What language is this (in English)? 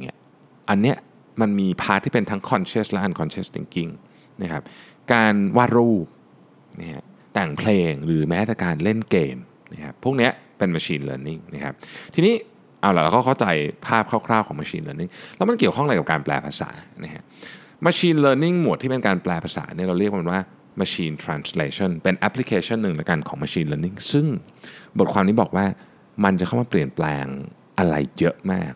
Thai